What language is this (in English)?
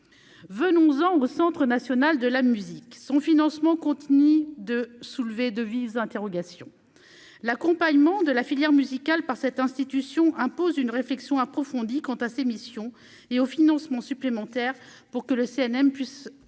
French